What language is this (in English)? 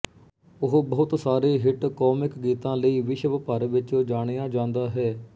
Punjabi